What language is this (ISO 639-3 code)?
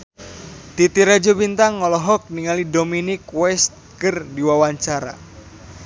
sun